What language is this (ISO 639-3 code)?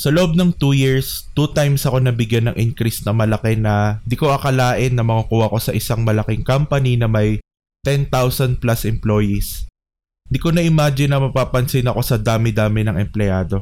fil